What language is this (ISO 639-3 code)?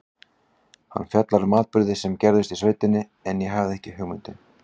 isl